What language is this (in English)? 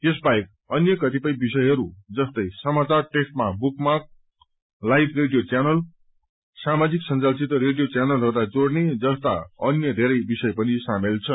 Nepali